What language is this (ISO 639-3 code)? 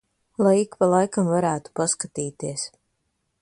lav